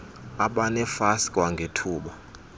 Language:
Xhosa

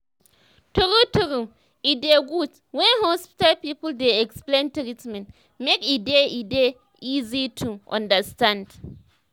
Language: Nigerian Pidgin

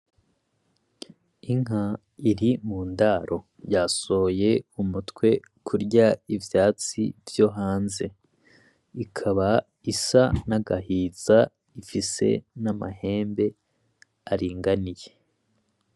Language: Rundi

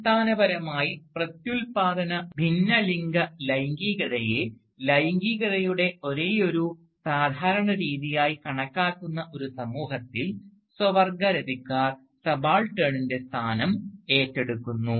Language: Malayalam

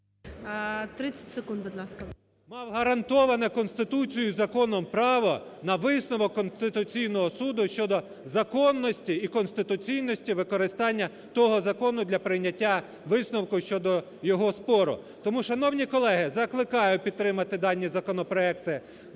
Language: Ukrainian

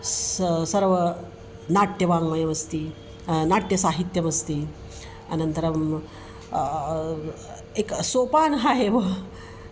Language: Sanskrit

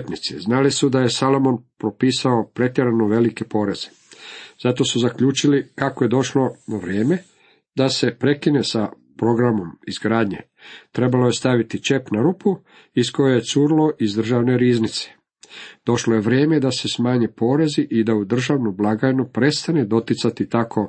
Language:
Croatian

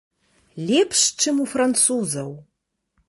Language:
Belarusian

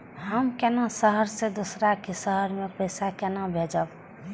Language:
Maithili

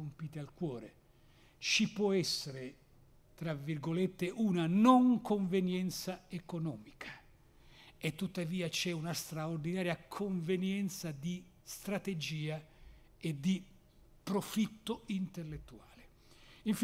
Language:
Italian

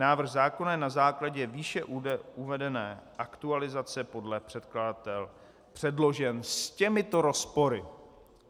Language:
Czech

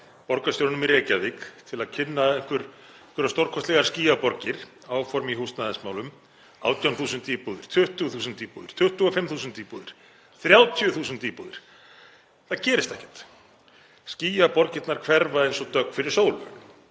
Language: Icelandic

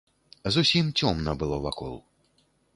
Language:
Belarusian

